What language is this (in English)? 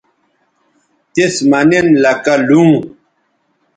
Bateri